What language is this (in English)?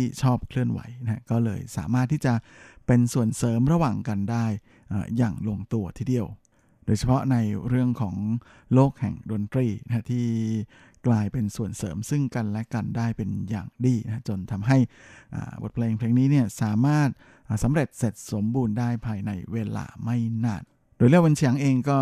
Thai